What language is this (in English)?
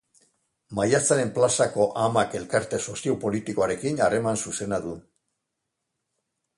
Basque